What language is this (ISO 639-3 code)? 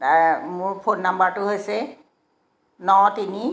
asm